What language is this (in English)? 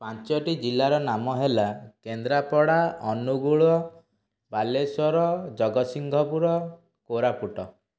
Odia